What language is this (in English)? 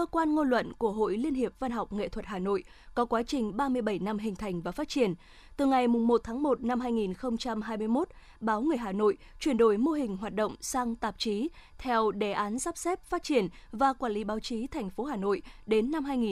Vietnamese